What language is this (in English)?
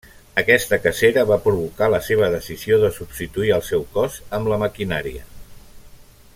Catalan